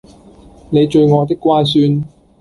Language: Cantonese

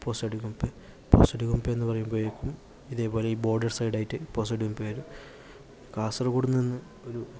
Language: Malayalam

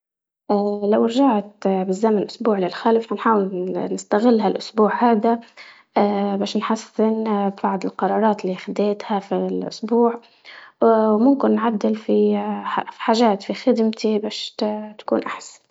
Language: Libyan Arabic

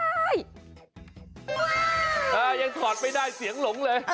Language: Thai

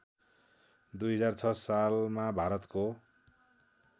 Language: Nepali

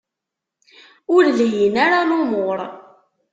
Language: Kabyle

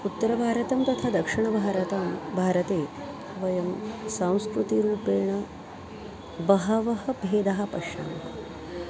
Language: Sanskrit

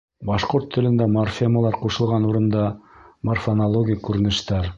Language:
Bashkir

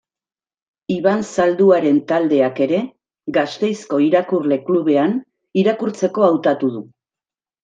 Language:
Basque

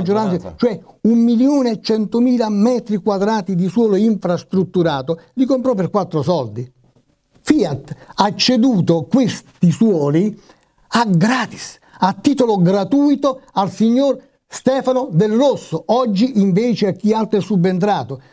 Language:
Italian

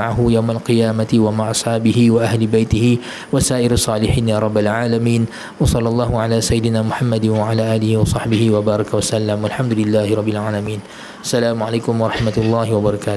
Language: Malay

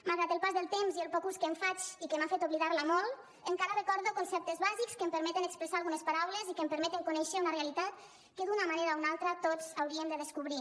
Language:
Catalan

